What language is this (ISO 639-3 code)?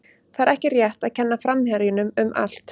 isl